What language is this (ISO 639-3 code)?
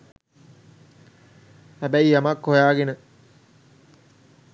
sin